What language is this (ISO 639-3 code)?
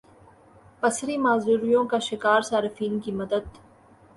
urd